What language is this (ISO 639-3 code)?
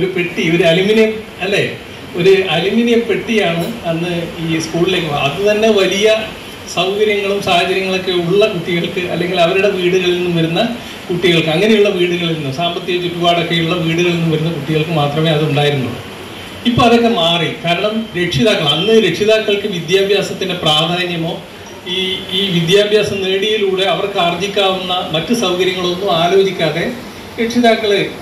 mal